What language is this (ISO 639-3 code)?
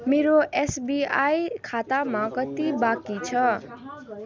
nep